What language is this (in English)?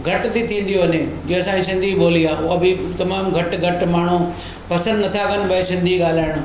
Sindhi